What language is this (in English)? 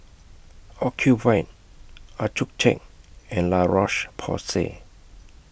English